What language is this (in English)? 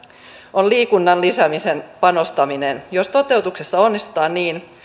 Finnish